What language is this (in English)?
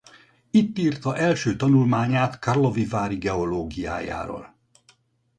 Hungarian